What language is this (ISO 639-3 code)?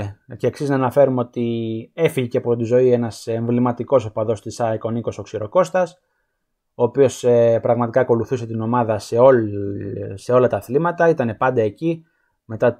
ell